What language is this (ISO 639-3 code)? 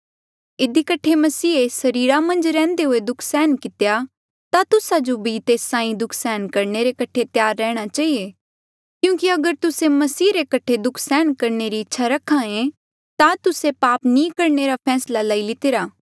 mjl